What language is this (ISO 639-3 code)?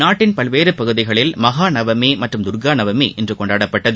tam